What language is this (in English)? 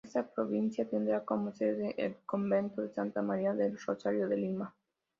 Spanish